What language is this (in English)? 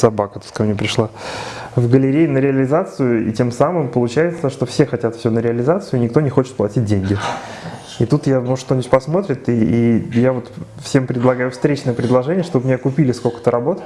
Russian